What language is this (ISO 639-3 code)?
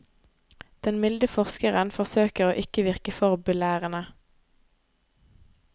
nor